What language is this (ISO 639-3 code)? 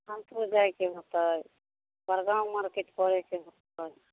mai